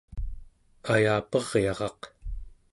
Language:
Central Yupik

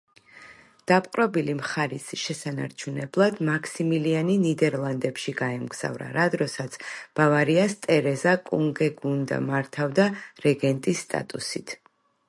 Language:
Georgian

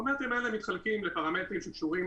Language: Hebrew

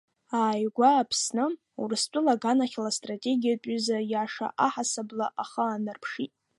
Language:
Abkhazian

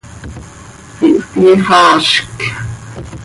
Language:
Seri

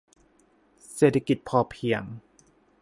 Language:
Thai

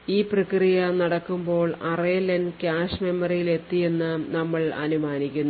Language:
Malayalam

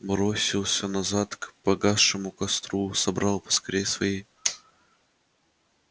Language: Russian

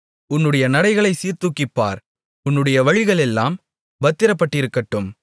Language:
Tamil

